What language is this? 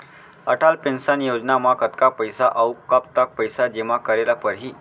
Chhattisgarhi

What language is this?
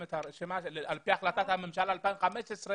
Hebrew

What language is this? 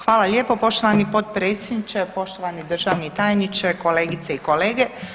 Croatian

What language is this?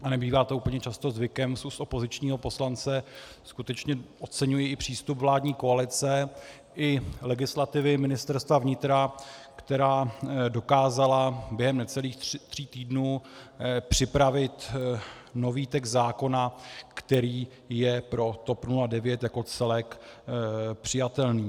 Czech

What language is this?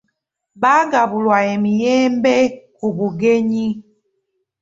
Ganda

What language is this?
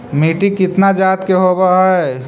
Magahi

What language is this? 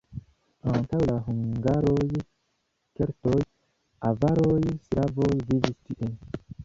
Esperanto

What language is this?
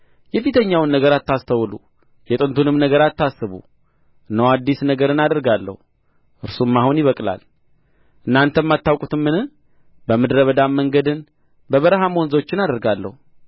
Amharic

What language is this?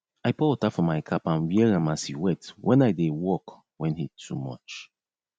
Nigerian Pidgin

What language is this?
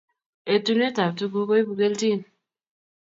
Kalenjin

